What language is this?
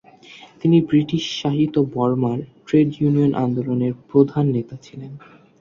Bangla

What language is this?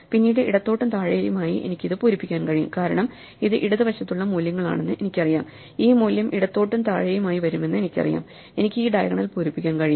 Malayalam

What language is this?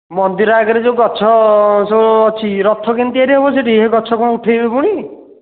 Odia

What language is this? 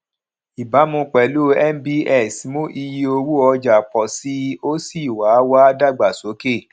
Yoruba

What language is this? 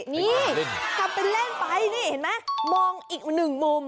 Thai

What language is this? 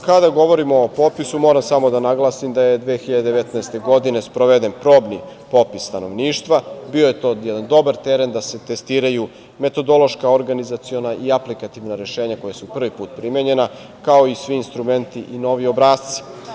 Serbian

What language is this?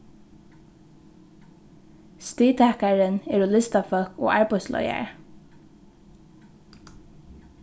Faroese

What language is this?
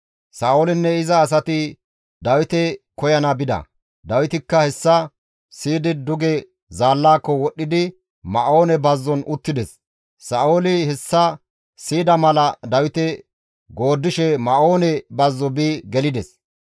Gamo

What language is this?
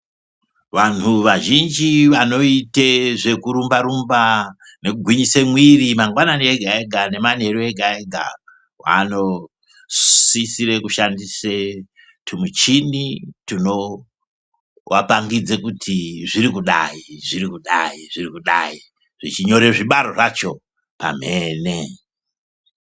Ndau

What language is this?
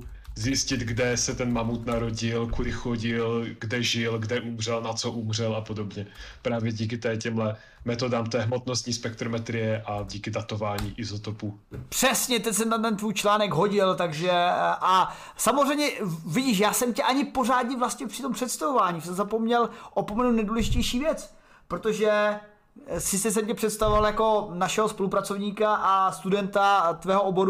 Czech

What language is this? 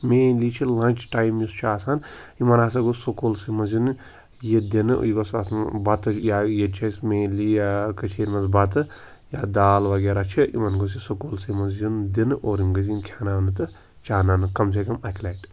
Kashmiri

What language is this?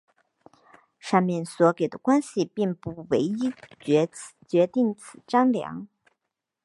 Chinese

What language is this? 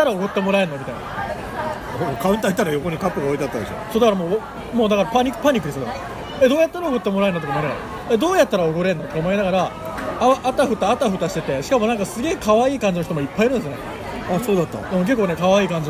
Japanese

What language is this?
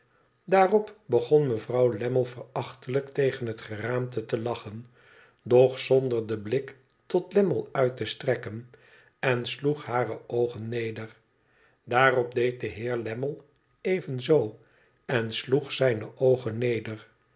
Dutch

